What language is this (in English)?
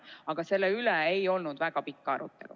Estonian